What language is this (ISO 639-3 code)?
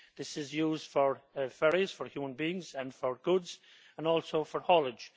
eng